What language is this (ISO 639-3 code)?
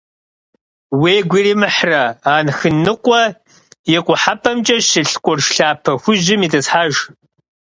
kbd